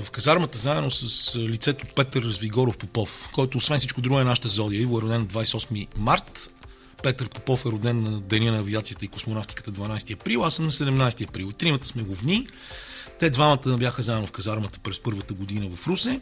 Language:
Bulgarian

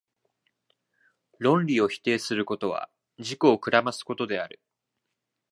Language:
Japanese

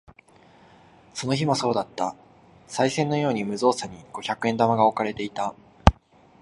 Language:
Japanese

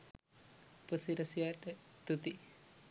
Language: Sinhala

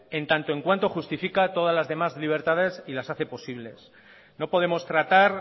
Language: Spanish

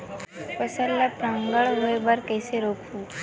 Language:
Chhattisgarhi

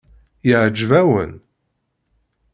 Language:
Kabyle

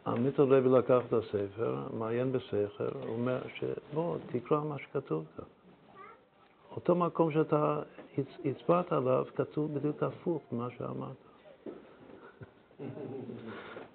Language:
Hebrew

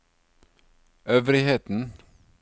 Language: Norwegian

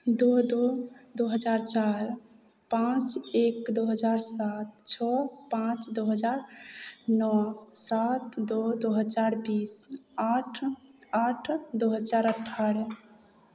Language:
Maithili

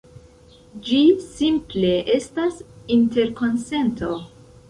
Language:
Esperanto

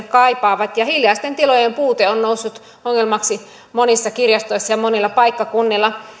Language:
Finnish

